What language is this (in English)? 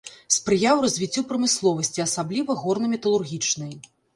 Belarusian